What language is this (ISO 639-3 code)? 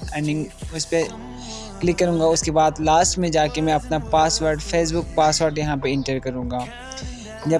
urd